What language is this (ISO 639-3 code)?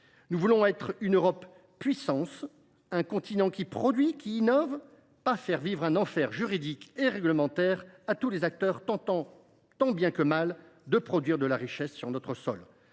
fra